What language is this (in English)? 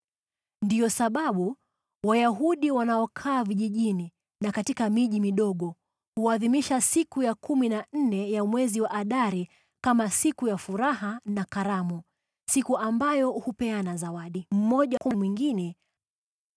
Swahili